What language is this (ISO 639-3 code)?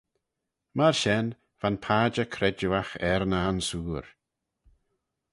glv